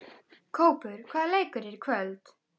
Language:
Icelandic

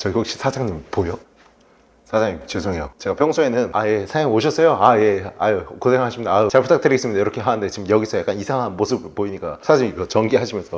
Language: Korean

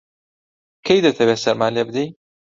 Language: Central Kurdish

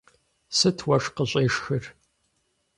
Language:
Kabardian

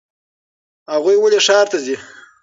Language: Pashto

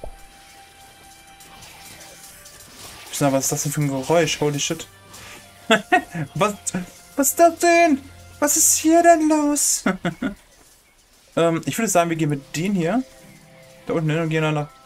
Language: German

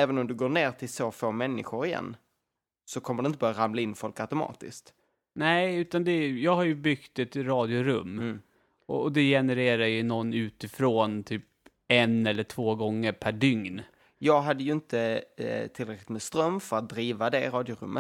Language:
Swedish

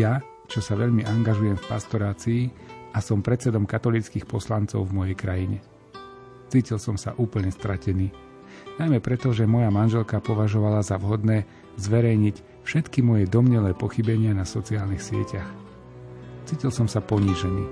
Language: Slovak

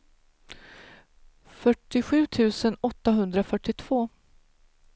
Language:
Swedish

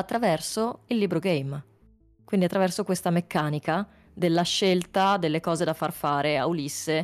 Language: Italian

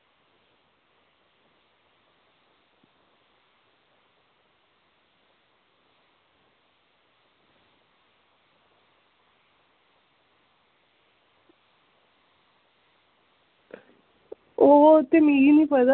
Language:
Dogri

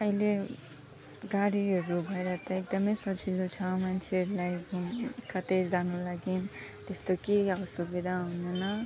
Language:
Nepali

